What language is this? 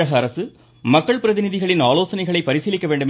Tamil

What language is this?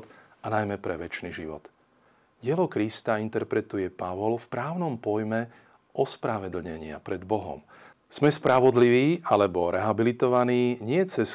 Slovak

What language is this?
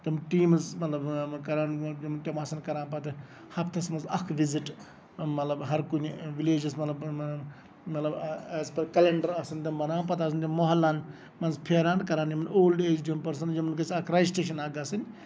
Kashmiri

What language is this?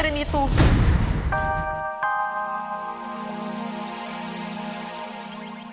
Indonesian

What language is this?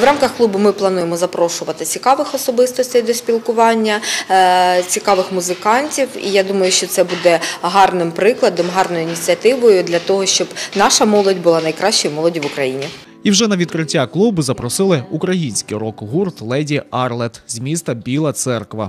Ukrainian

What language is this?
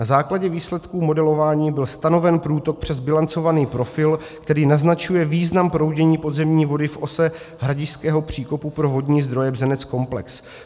Czech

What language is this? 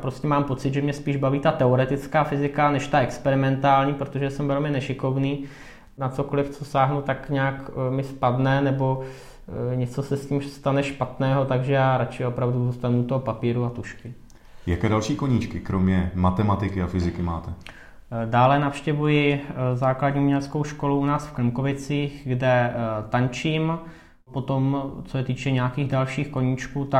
Czech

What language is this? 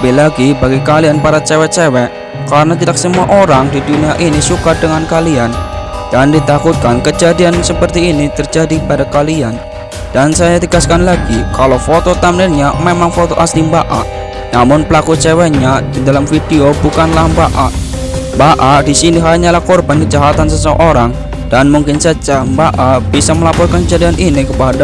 Indonesian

